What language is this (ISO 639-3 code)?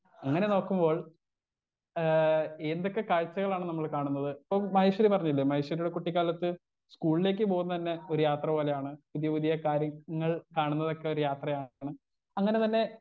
mal